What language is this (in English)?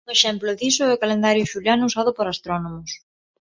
Galician